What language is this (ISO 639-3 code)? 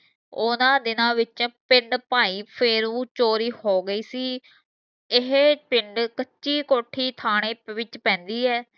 pan